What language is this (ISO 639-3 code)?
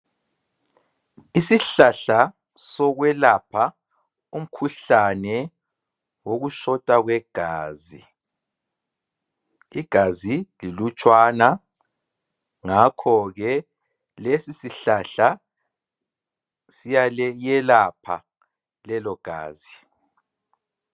nde